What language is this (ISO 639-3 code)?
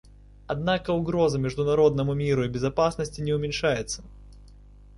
rus